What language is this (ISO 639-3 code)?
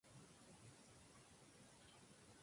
spa